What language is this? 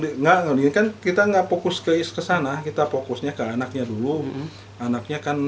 Indonesian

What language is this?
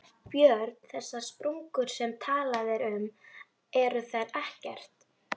Icelandic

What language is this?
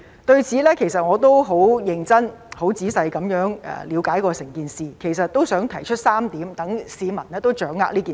Cantonese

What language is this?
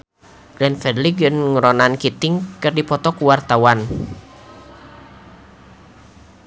Sundanese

